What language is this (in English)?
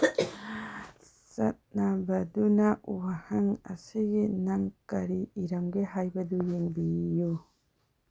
Manipuri